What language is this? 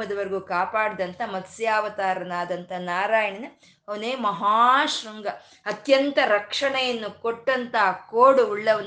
Kannada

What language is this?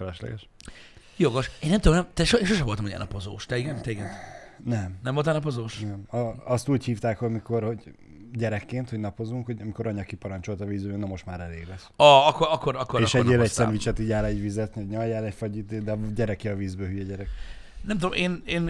Hungarian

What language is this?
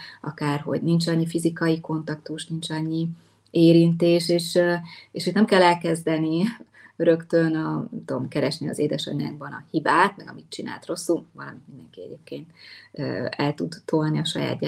Hungarian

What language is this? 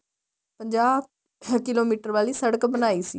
Punjabi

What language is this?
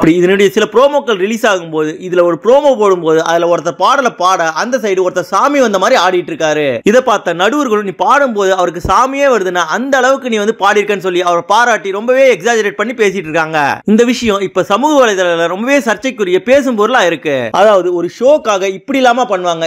Tamil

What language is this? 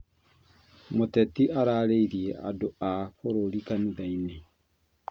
Kikuyu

